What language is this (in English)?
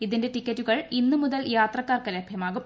Malayalam